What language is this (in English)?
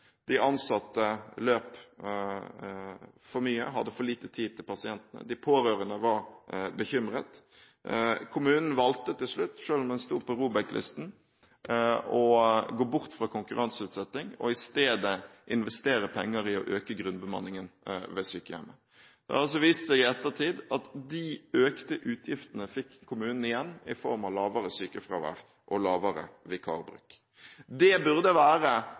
Norwegian Bokmål